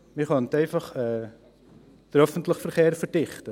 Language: Swiss German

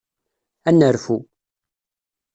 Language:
Kabyle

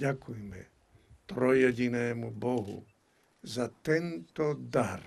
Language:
Slovak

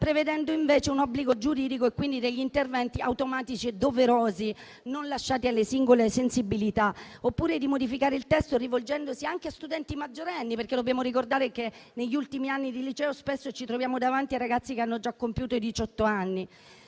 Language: Italian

